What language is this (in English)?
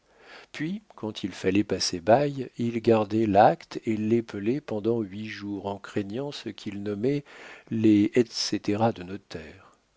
French